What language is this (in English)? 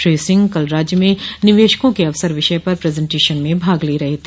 Hindi